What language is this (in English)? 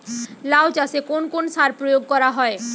Bangla